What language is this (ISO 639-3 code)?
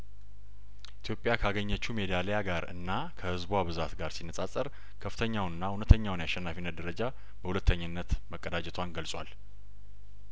amh